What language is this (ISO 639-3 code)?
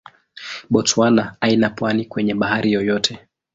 swa